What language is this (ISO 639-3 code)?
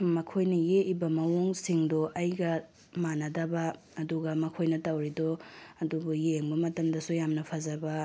mni